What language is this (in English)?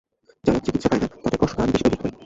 Bangla